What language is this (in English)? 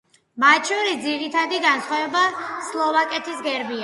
Georgian